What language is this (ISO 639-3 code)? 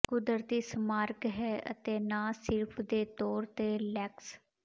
pan